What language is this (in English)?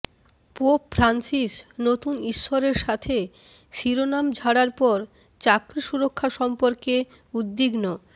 Bangla